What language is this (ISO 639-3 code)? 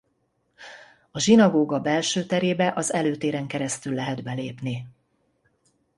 hun